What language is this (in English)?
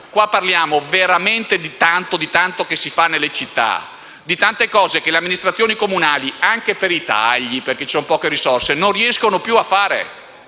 Italian